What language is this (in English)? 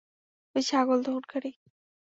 Bangla